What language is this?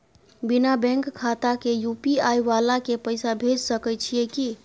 Maithili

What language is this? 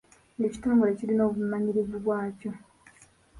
Ganda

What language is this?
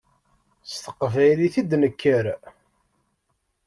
Kabyle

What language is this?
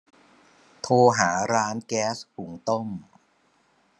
Thai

